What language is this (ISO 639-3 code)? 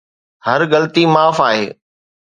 snd